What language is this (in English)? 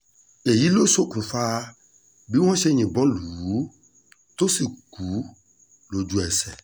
Yoruba